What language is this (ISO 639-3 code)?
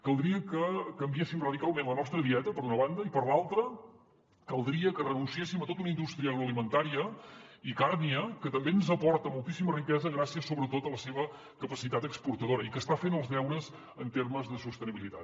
cat